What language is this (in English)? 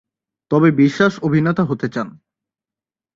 Bangla